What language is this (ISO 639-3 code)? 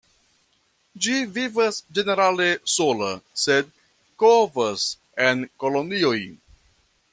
epo